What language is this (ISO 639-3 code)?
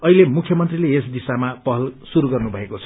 nep